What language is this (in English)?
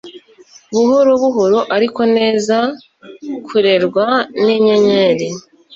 Kinyarwanda